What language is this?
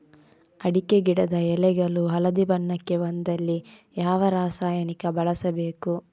Kannada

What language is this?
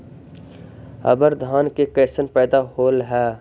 Magahi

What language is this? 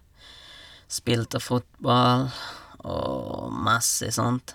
Norwegian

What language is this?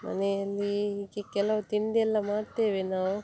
Kannada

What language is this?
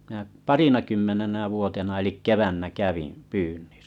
Finnish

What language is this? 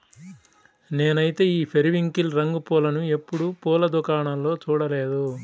Telugu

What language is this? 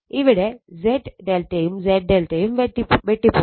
Malayalam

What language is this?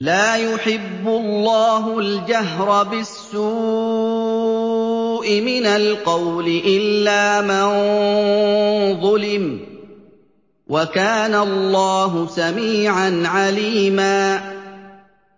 Arabic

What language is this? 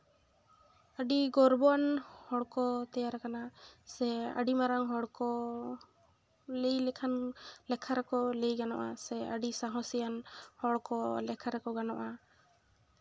Santali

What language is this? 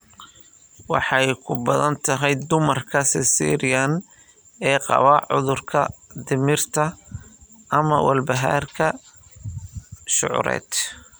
Somali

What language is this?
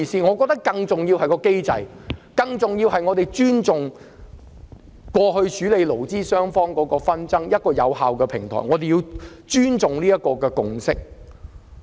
Cantonese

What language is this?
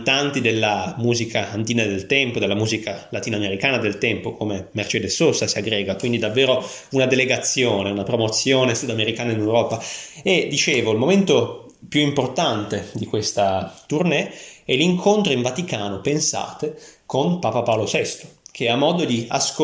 Italian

